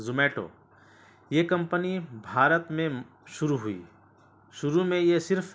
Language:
Urdu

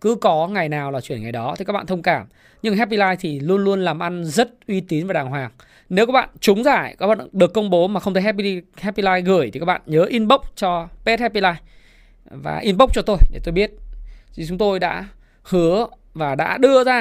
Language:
Vietnamese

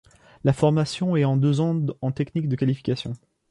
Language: French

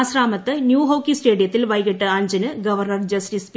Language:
Malayalam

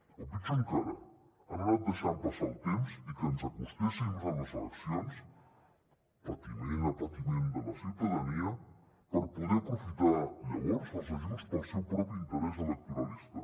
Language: Catalan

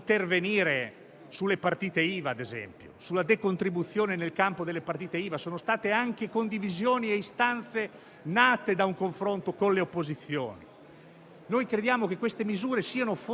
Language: Italian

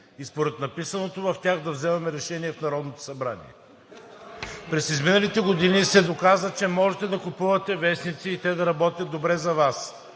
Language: Bulgarian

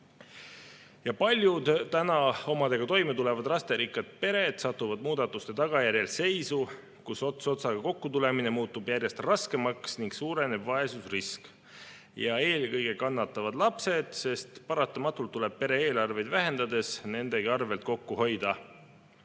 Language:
Estonian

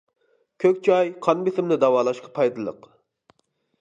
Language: Uyghur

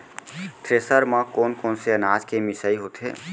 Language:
Chhattisgarhi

